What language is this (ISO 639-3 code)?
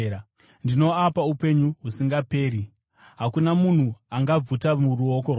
sna